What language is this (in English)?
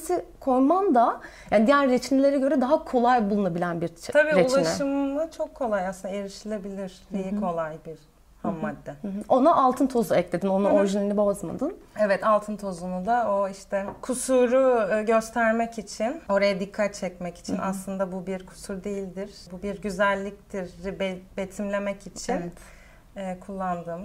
Turkish